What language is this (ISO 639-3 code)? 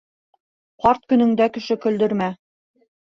bak